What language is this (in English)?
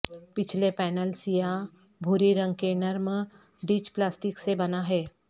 Urdu